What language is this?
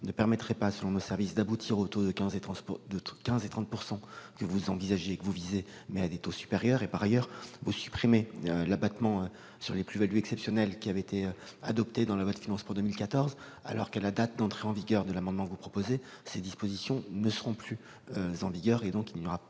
French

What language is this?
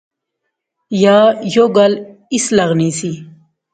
Pahari-Potwari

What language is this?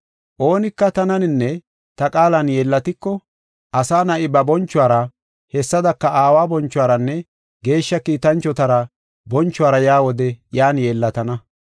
Gofa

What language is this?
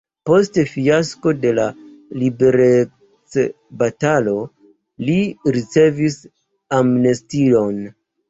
Esperanto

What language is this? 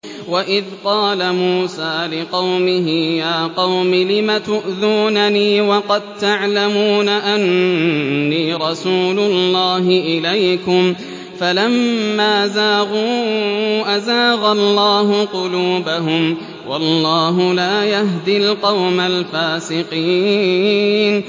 Arabic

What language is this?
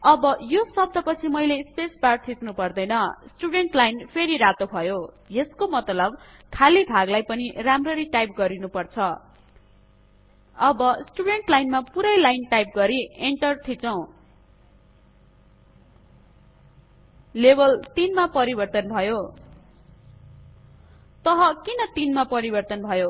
Nepali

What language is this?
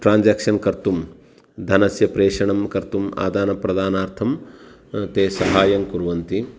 Sanskrit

